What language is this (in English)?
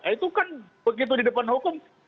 Indonesian